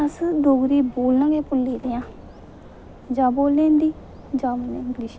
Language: Dogri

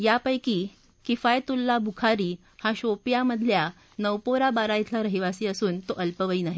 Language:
Marathi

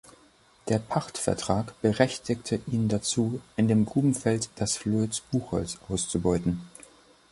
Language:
German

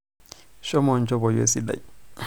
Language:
Masai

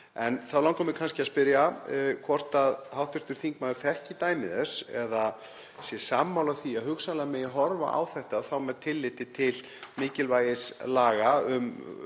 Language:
Icelandic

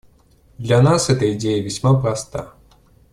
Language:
Russian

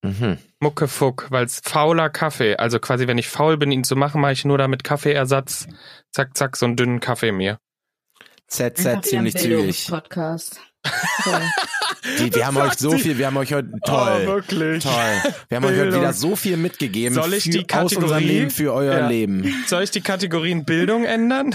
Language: German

